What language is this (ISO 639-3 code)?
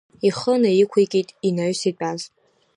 abk